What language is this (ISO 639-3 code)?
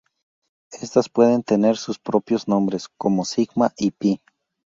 spa